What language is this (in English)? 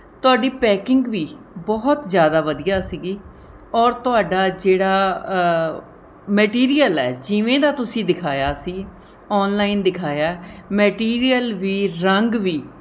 Punjabi